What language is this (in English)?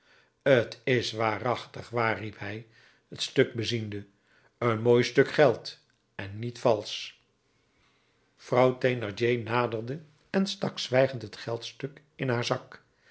Dutch